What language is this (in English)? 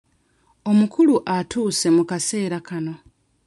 Ganda